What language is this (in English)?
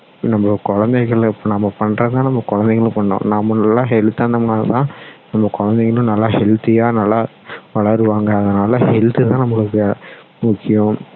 Tamil